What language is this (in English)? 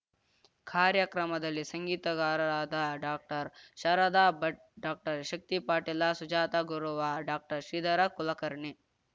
Kannada